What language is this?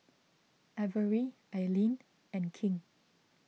English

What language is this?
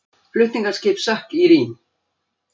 Icelandic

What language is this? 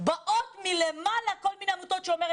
Hebrew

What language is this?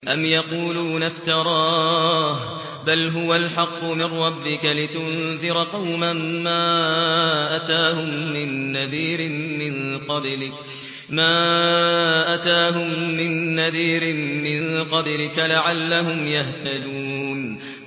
Arabic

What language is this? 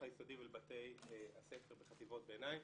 Hebrew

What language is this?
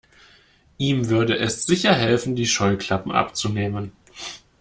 German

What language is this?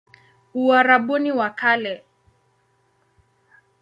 Swahili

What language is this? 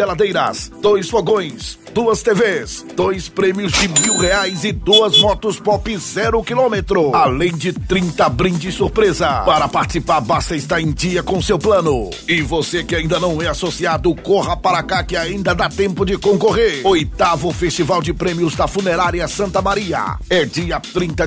Portuguese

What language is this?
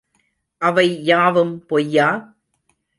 Tamil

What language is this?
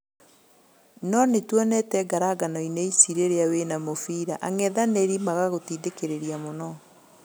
Kikuyu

